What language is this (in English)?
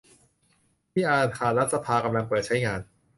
Thai